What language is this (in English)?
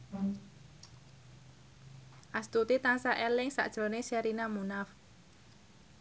Javanese